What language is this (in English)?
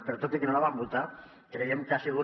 Catalan